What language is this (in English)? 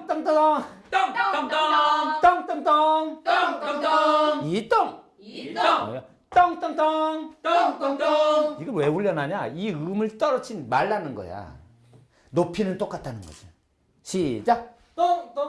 Korean